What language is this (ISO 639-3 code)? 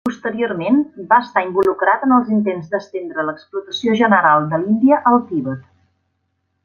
cat